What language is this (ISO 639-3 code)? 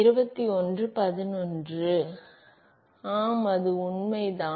tam